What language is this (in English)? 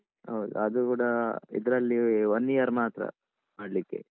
Kannada